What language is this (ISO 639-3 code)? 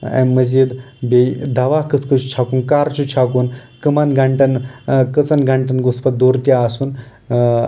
kas